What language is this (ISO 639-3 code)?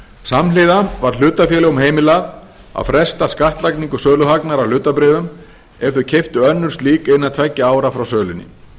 isl